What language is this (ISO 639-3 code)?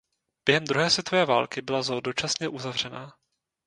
ces